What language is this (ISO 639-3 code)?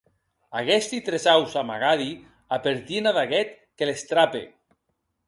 oci